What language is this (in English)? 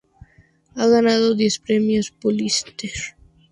Spanish